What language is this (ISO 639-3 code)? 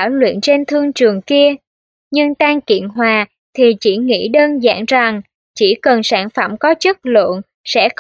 vie